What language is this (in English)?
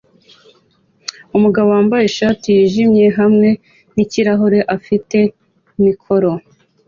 Kinyarwanda